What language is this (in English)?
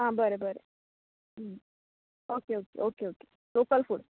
Konkani